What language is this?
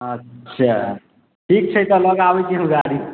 Maithili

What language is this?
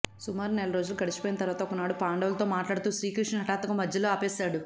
Telugu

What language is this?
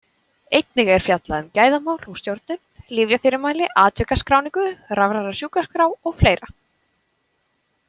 Icelandic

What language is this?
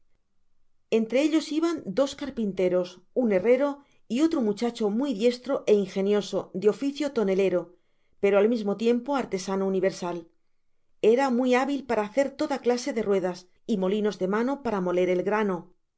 Spanish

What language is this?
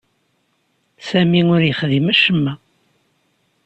Kabyle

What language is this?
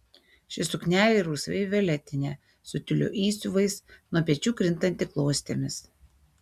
Lithuanian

